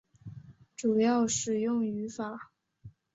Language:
Chinese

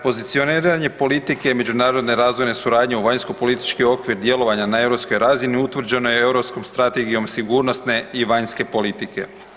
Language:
Croatian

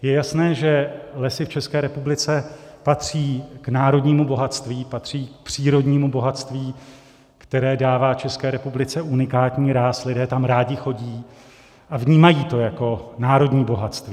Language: Czech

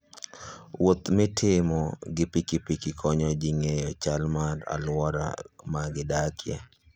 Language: Luo (Kenya and Tanzania)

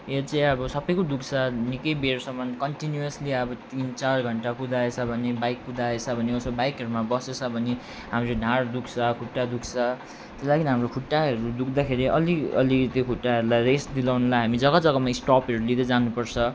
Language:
Nepali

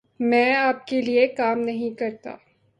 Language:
Urdu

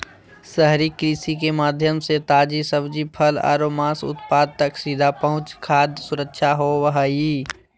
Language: Magahi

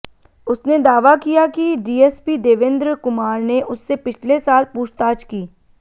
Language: Hindi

